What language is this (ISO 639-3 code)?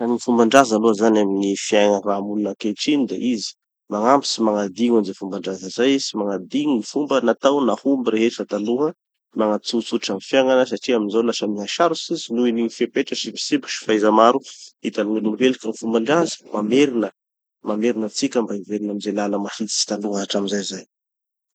txy